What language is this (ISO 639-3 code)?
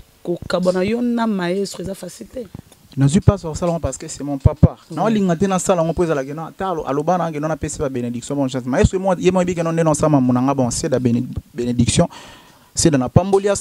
fra